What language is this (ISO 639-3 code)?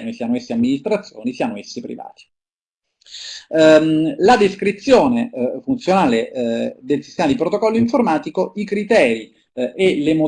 ita